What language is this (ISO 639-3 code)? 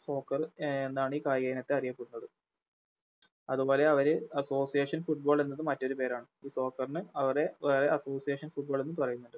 mal